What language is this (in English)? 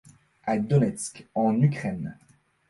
French